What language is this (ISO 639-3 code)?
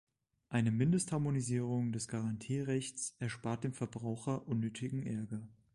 deu